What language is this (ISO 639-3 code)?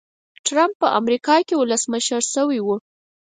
pus